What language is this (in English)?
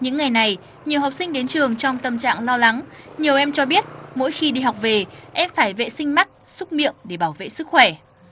Vietnamese